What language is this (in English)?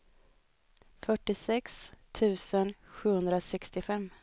Swedish